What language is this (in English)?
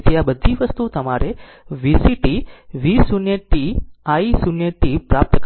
Gujarati